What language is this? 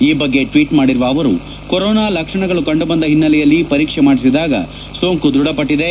Kannada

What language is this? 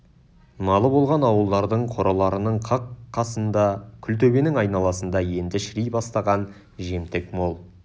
Kazakh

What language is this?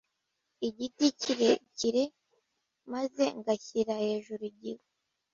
Kinyarwanda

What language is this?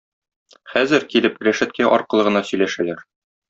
Tatar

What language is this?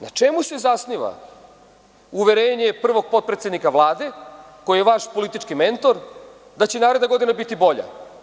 Serbian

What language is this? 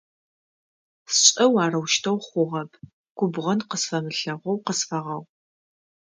Adyghe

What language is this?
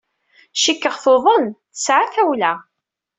Kabyle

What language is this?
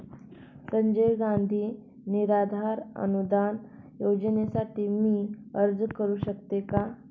Marathi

